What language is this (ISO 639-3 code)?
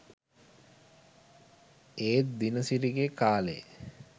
sin